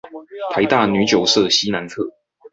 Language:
Chinese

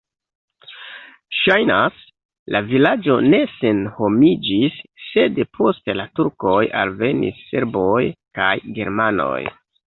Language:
Esperanto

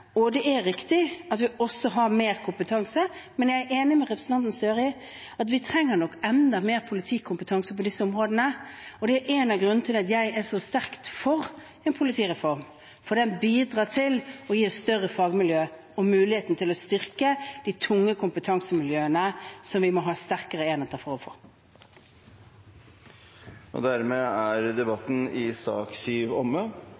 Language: Norwegian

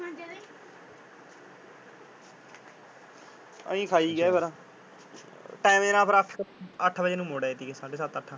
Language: Punjabi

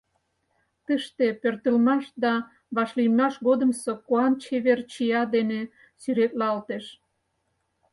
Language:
Mari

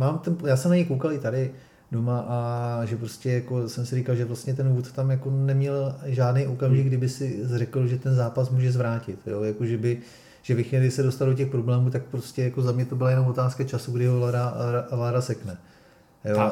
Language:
Czech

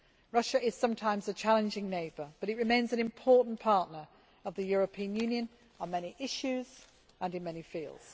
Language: English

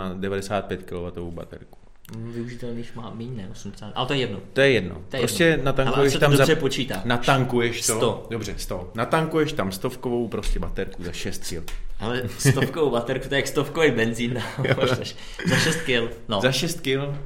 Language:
Czech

